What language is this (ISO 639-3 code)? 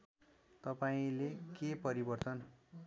nep